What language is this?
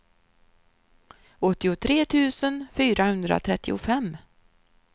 Swedish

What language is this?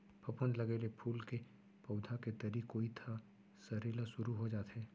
Chhattisgarhi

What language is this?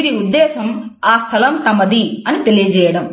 Telugu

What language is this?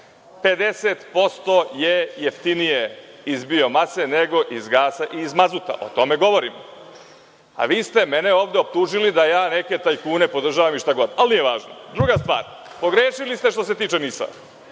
Serbian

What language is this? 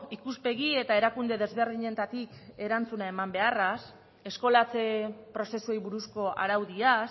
Basque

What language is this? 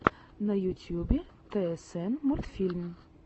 Russian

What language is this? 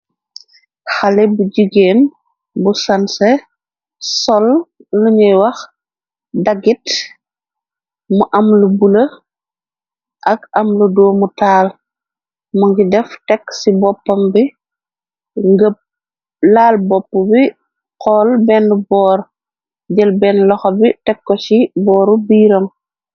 Wolof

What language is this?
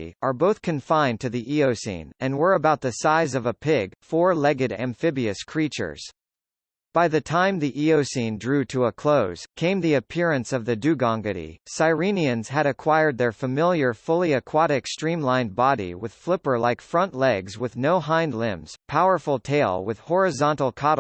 English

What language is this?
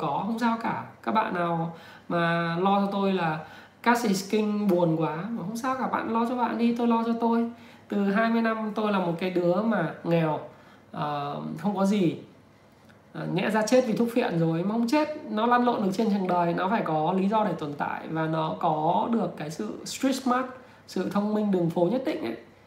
Vietnamese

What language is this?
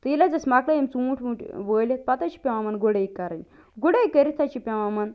Kashmiri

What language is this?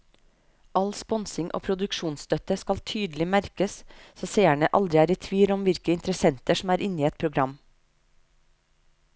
Norwegian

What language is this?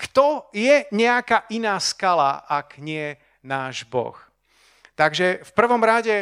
Slovak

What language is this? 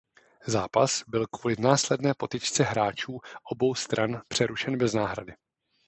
Czech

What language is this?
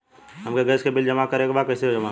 Bhojpuri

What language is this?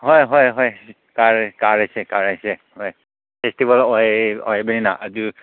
Manipuri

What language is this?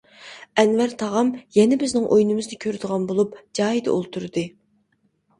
Uyghur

